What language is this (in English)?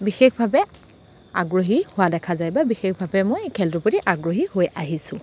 Assamese